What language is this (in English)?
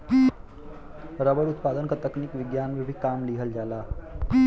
Bhojpuri